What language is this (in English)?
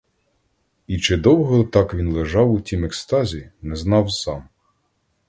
Ukrainian